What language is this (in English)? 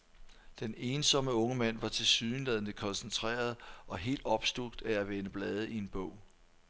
Danish